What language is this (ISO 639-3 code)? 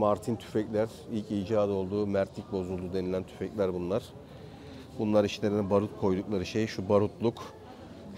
tur